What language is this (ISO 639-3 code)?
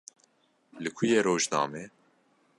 kur